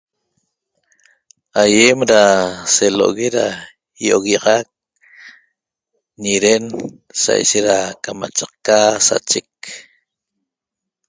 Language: Toba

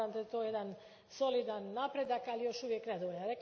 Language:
Croatian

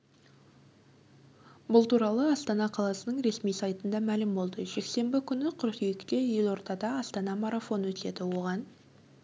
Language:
Kazakh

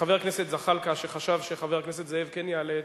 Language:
Hebrew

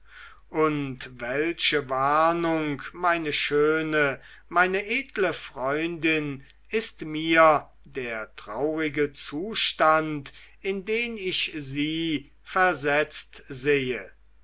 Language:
German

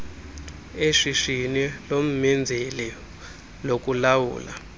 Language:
Xhosa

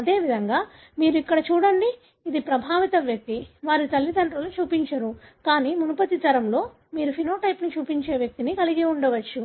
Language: Telugu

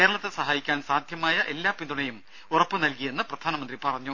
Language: Malayalam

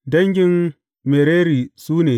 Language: Hausa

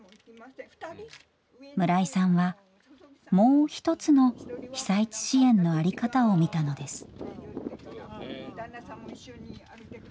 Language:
Japanese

